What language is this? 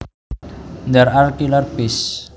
Javanese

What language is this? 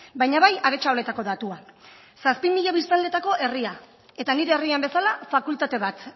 Basque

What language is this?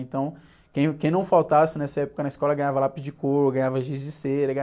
Portuguese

